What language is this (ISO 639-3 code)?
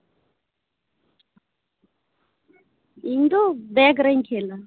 sat